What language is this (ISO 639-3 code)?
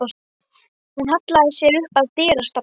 isl